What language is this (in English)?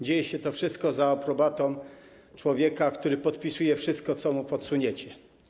Polish